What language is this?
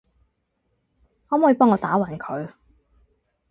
Cantonese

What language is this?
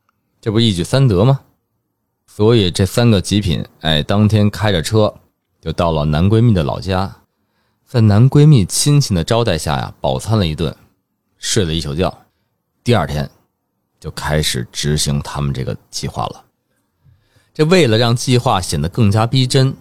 Chinese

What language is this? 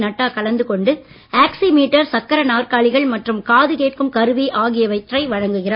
Tamil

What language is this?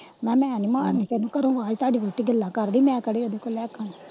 Punjabi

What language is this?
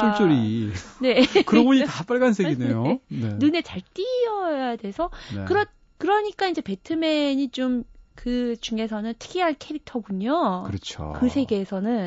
Korean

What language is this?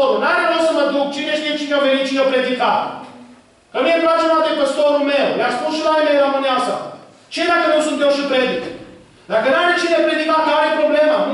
Romanian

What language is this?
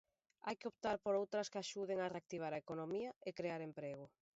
Galician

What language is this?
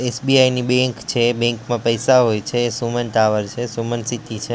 Gujarati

